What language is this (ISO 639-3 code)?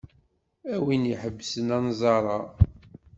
kab